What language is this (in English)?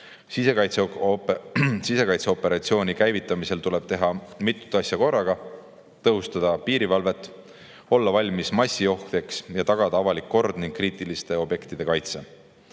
Estonian